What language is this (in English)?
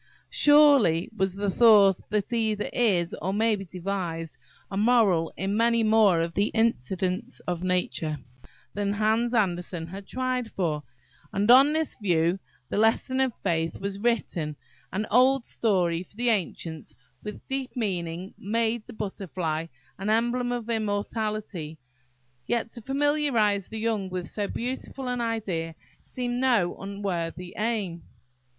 English